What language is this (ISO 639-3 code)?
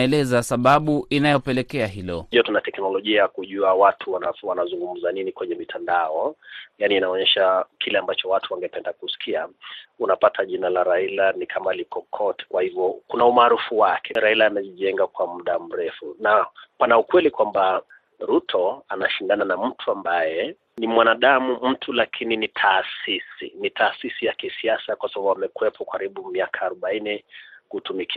swa